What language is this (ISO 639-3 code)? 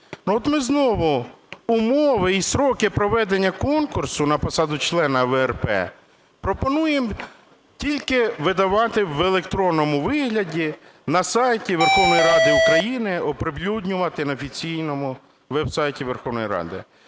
ukr